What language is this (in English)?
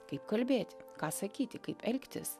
Lithuanian